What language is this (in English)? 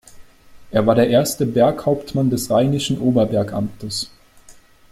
German